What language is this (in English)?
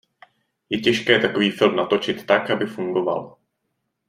Czech